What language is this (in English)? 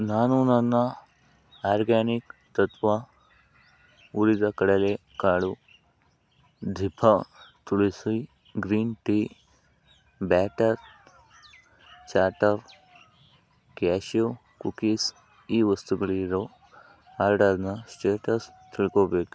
Kannada